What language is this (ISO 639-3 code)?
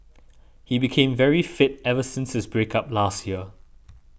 eng